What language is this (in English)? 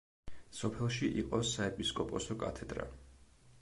Georgian